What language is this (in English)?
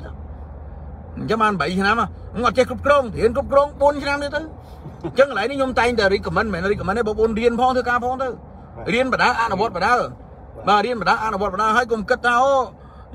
Vietnamese